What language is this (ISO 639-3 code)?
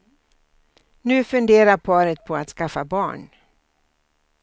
swe